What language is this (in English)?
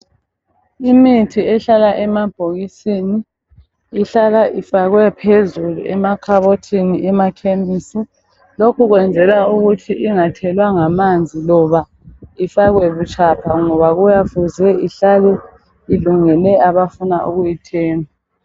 North Ndebele